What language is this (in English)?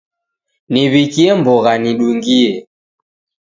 Taita